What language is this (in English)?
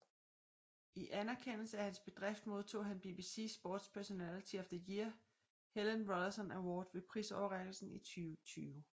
Danish